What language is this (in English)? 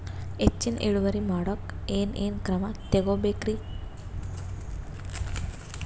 Kannada